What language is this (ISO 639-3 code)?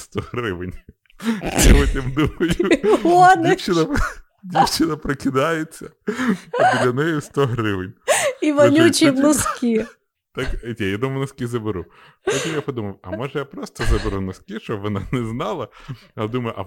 ukr